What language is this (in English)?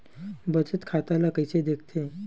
Chhattisgarhi